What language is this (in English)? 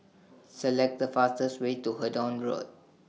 English